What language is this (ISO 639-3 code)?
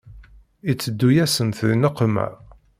kab